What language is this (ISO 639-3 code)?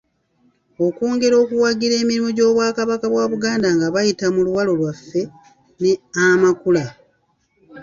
lug